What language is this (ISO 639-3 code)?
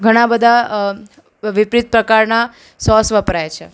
guj